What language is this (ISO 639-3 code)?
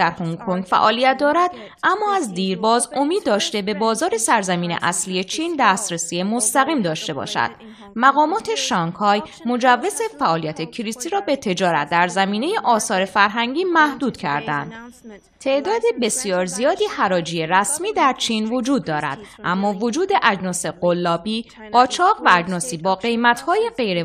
fas